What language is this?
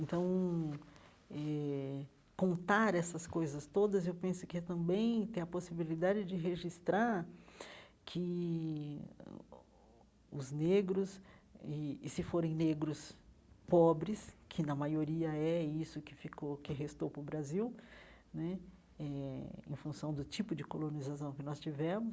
Portuguese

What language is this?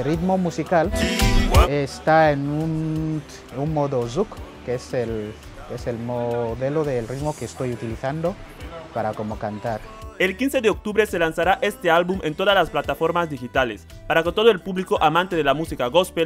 Spanish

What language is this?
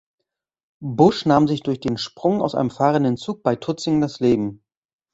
German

